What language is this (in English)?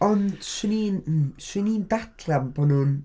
Welsh